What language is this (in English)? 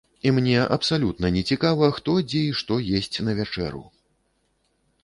Belarusian